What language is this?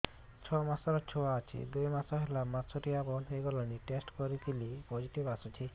Odia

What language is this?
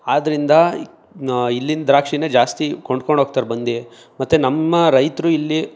Kannada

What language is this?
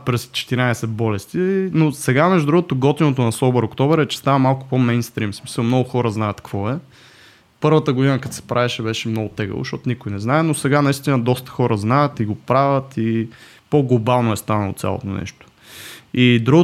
Bulgarian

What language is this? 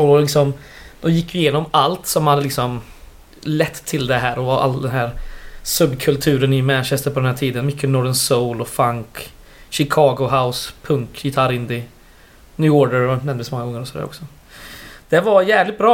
Swedish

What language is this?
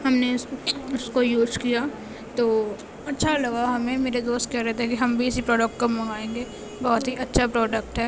Urdu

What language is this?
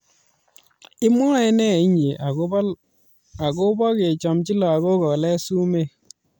Kalenjin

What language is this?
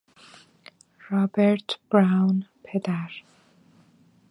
Persian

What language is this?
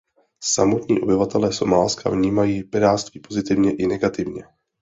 Czech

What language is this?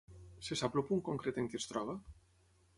Catalan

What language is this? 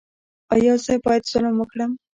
Pashto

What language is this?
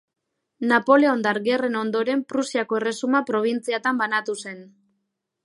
Basque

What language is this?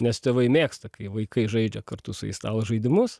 Lithuanian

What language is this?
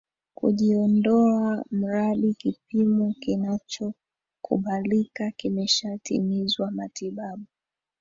Swahili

